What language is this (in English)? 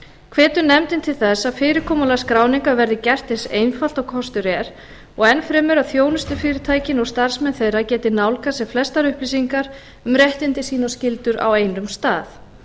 Icelandic